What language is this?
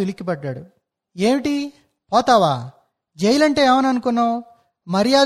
Telugu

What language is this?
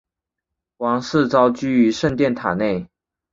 Chinese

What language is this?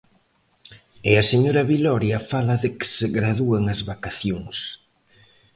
Galician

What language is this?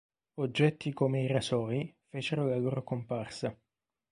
Italian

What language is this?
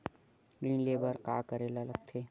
Chhattisgarhi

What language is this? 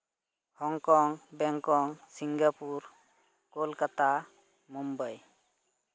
Santali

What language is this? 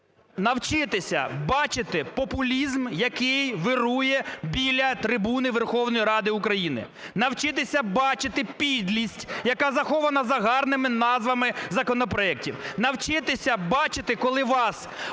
Ukrainian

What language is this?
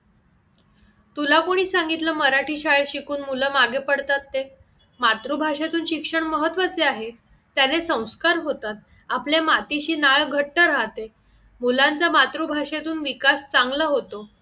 Marathi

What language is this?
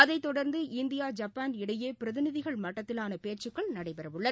Tamil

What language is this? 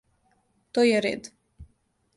Serbian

